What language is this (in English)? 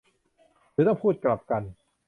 Thai